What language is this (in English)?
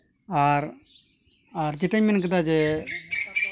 Santali